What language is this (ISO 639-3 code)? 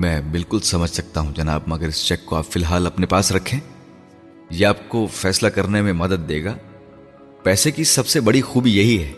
urd